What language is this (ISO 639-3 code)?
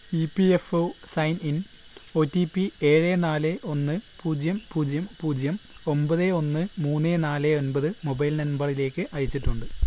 mal